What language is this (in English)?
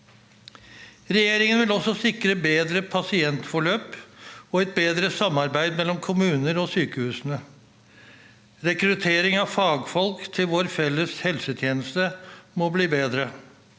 Norwegian